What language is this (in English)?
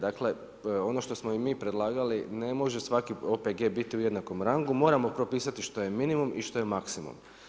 Croatian